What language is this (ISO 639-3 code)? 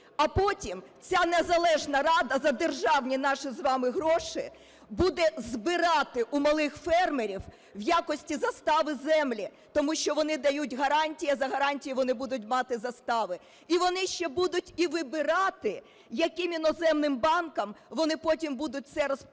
ukr